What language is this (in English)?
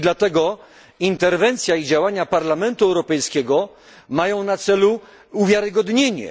Polish